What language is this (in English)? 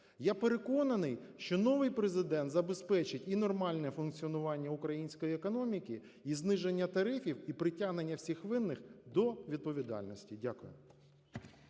Ukrainian